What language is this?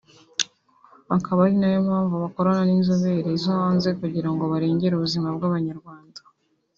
Kinyarwanda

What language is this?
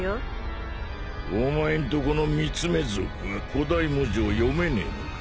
Japanese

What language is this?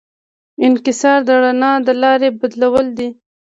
Pashto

